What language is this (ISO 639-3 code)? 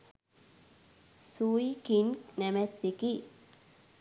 sin